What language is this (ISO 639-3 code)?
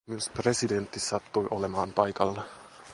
fin